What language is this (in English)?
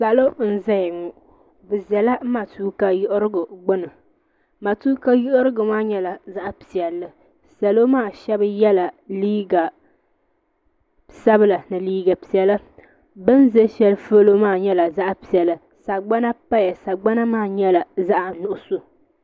Dagbani